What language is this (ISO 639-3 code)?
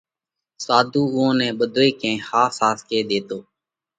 kvx